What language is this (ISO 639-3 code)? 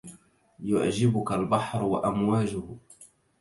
ara